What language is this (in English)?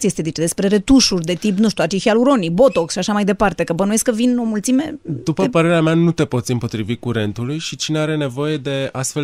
Romanian